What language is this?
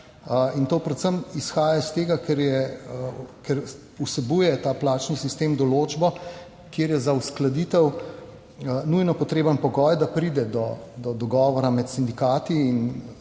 Slovenian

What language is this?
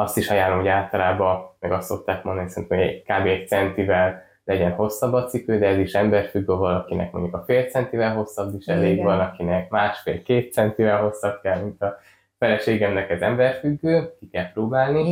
Hungarian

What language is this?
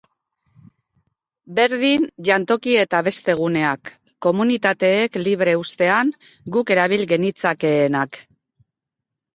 Basque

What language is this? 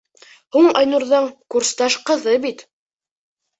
Bashkir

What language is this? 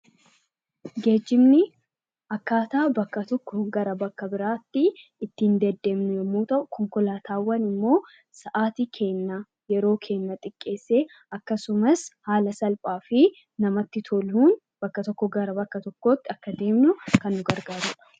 Oromo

